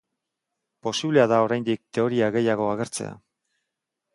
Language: Basque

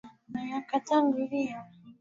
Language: Swahili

